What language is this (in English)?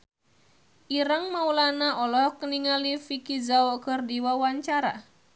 Sundanese